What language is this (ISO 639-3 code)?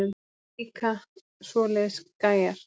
isl